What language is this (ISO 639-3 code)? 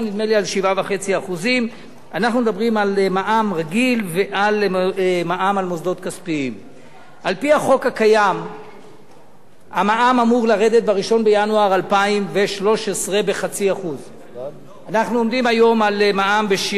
heb